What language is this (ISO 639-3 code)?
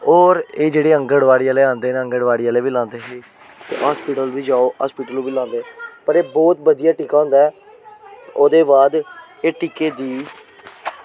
doi